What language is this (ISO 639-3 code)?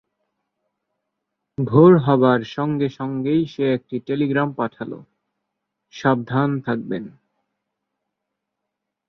ben